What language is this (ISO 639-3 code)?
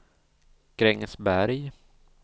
swe